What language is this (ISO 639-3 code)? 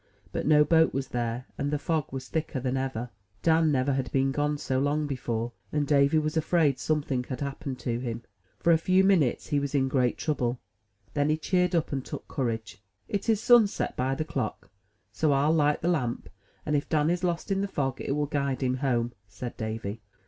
eng